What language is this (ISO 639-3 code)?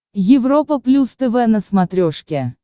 rus